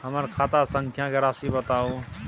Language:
Maithili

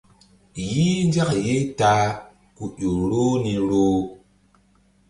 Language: Mbum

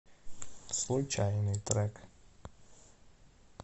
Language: Russian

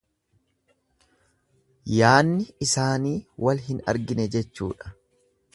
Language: Oromo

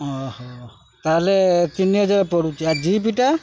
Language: Odia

